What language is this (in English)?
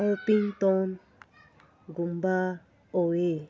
Manipuri